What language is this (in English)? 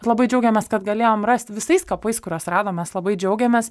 Lithuanian